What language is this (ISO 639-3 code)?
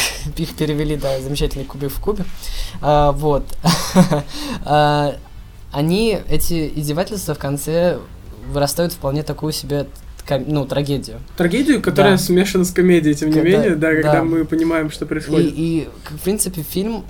rus